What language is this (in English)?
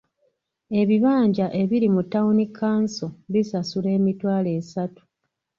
Ganda